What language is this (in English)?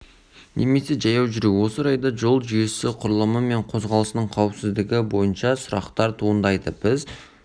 Kazakh